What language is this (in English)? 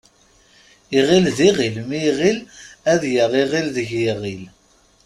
Kabyle